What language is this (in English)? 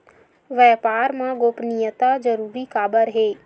Chhattisgarhi